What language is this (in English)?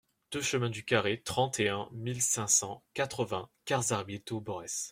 French